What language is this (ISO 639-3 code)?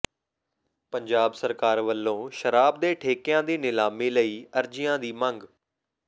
pan